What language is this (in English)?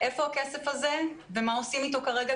Hebrew